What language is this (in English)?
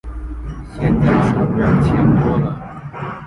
Chinese